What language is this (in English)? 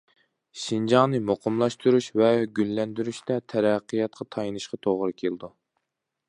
Uyghur